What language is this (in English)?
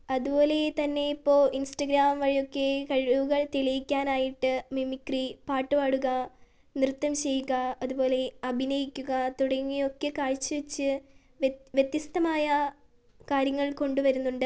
Malayalam